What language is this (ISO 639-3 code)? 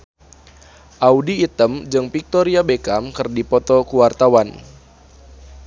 sun